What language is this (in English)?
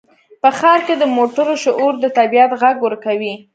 Pashto